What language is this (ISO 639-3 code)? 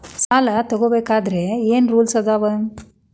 kan